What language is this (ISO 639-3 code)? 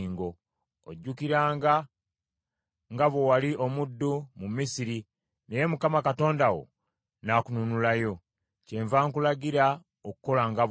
lug